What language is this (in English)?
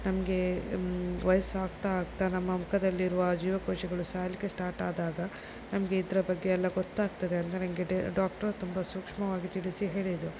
Kannada